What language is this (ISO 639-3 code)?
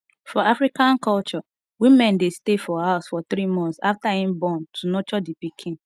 pcm